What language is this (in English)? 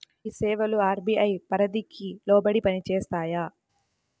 Telugu